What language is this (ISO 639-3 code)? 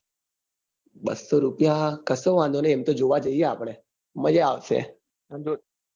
guj